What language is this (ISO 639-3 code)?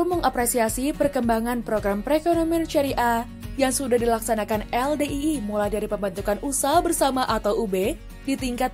ind